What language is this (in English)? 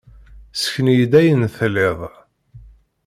Kabyle